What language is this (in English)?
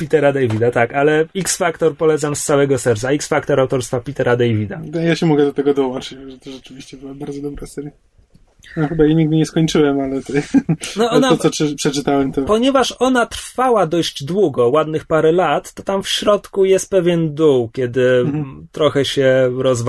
Polish